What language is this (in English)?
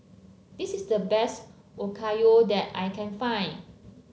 English